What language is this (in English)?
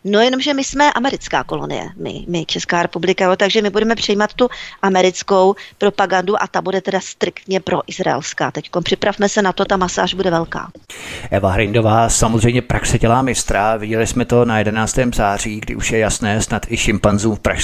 Czech